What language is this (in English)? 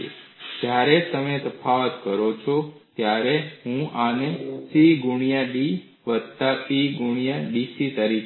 Gujarati